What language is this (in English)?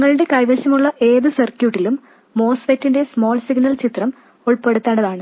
Malayalam